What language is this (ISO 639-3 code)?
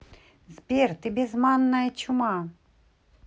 rus